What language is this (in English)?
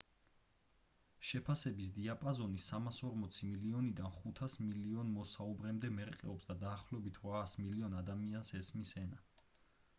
Georgian